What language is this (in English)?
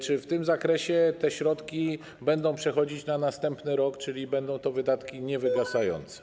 Polish